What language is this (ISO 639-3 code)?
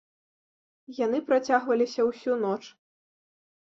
bel